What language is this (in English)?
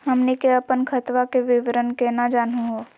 Magahi